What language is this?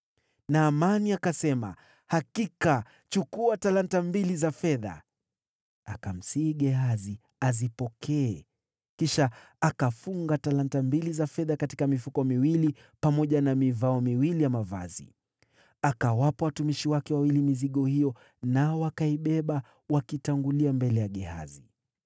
Swahili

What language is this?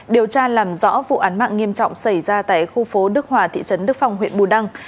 Vietnamese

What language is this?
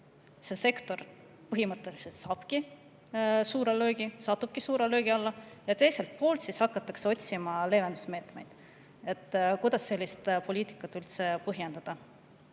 Estonian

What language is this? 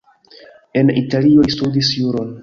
Esperanto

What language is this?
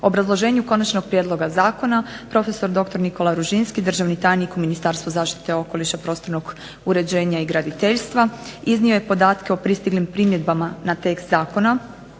Croatian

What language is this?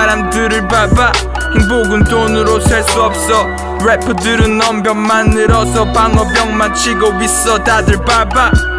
Korean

